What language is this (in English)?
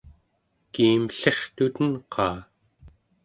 Central Yupik